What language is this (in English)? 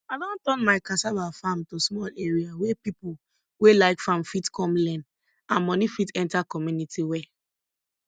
Nigerian Pidgin